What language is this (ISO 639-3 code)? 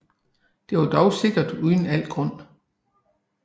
dan